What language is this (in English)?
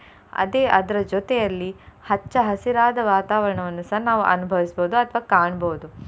Kannada